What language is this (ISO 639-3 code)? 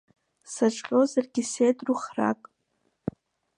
abk